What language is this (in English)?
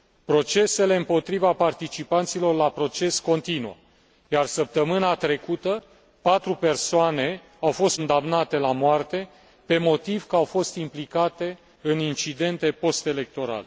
Romanian